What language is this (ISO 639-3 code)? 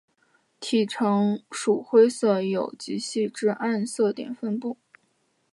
zho